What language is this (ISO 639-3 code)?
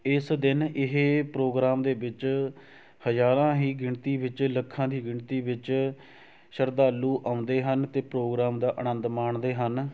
pan